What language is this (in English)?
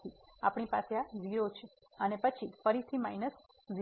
Gujarati